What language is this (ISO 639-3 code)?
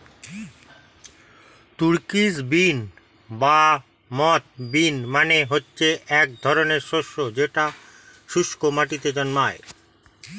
ben